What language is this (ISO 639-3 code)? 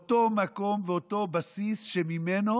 heb